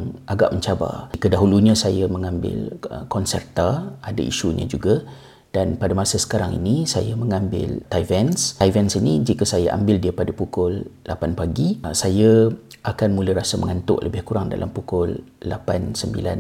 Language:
Malay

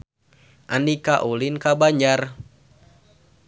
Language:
Sundanese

